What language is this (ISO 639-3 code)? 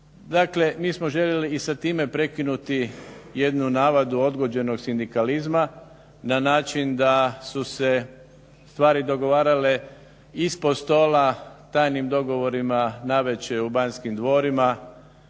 hrv